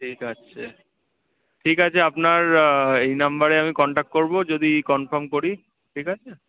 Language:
Bangla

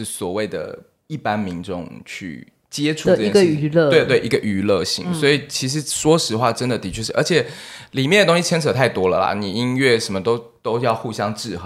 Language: Chinese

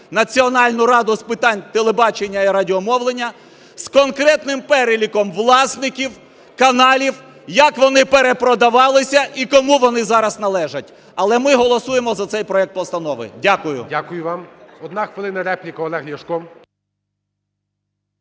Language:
Ukrainian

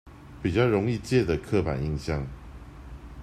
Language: Chinese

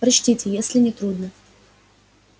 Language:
Russian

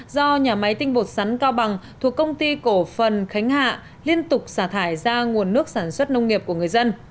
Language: Vietnamese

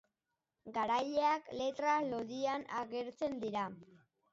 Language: Basque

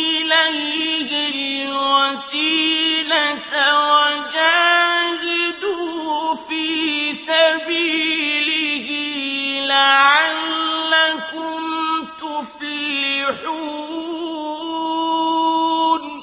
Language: Arabic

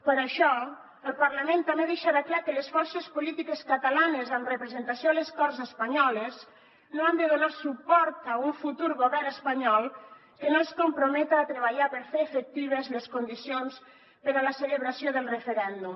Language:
Catalan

